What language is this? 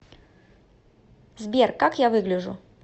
Russian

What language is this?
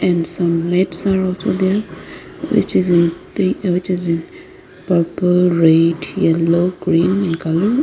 English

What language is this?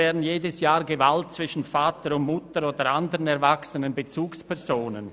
Swiss German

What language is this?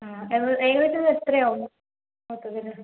Malayalam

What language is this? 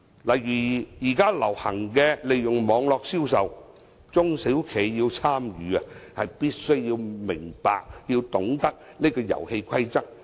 Cantonese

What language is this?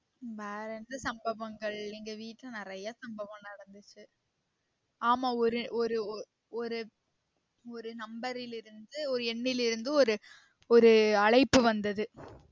Tamil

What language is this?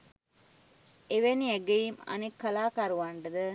Sinhala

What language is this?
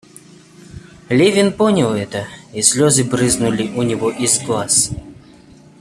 Russian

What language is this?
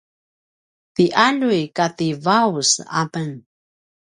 Paiwan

